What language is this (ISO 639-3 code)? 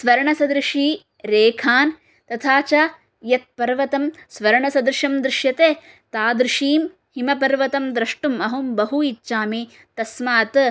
san